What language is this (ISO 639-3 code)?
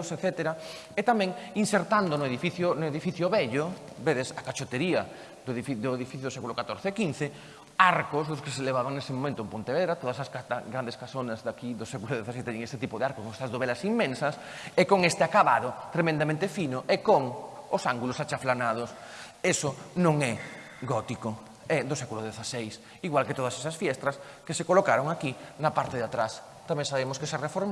spa